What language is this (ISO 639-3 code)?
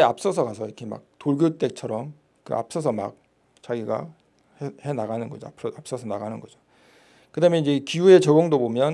kor